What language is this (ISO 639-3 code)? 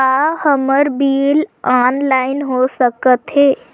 hne